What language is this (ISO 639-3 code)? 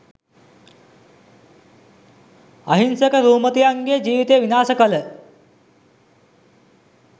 sin